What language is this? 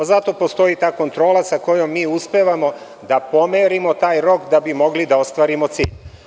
Serbian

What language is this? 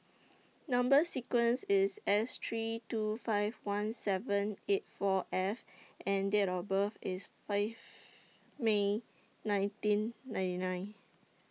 English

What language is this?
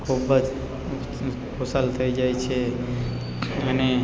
Gujarati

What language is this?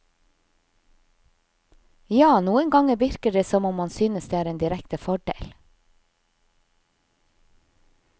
Norwegian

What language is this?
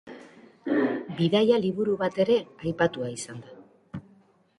Basque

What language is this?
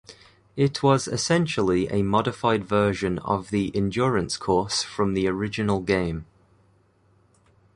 English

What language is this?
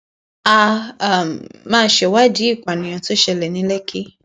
Yoruba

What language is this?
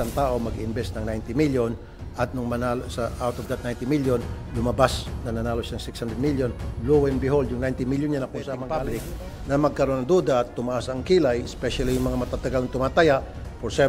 Filipino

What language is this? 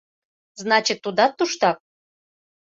Mari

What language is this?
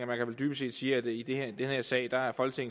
Danish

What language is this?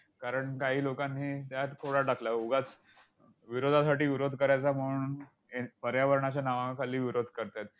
Marathi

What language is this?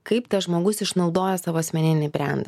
Lithuanian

